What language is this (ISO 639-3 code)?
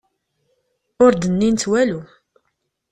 kab